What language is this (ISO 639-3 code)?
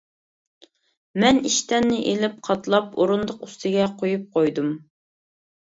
uig